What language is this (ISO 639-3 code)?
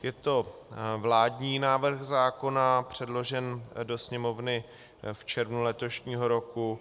ces